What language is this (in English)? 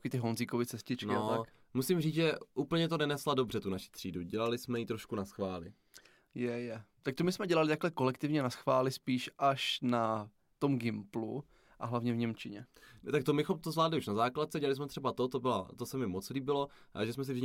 Czech